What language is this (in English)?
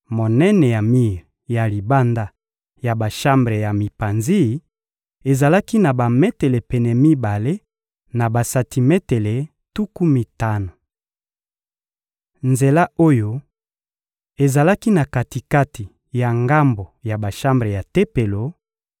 Lingala